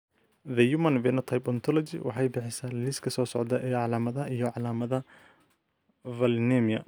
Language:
Somali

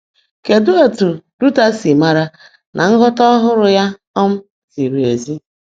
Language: Igbo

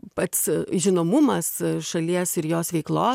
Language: Lithuanian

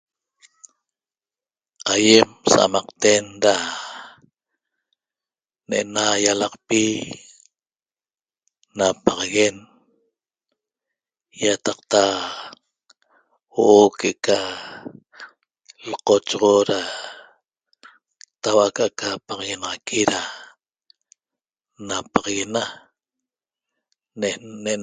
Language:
Toba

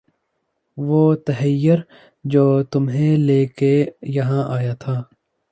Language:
Urdu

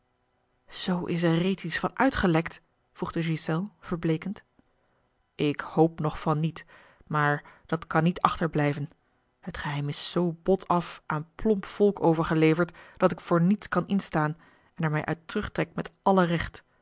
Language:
Dutch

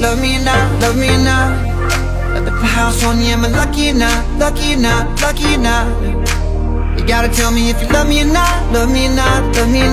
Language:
Chinese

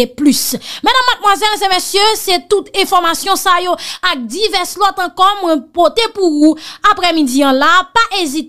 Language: French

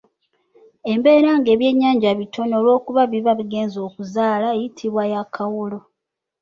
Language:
Ganda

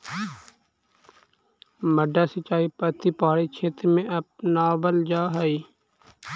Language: Magahi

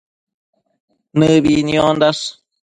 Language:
Matsés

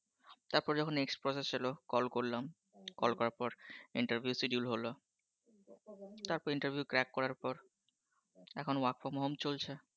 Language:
Bangla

